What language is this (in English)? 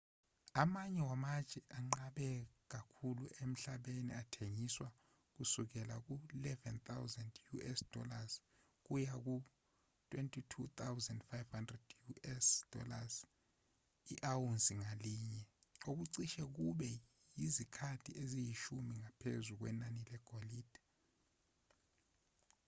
Zulu